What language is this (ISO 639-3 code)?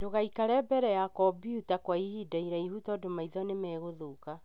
kik